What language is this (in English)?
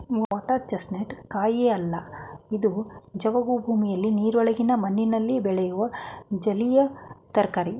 Kannada